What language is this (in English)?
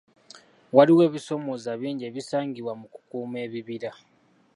Ganda